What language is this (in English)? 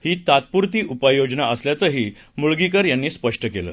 Marathi